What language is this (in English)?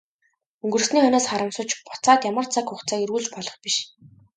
Mongolian